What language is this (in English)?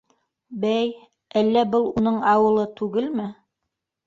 Bashkir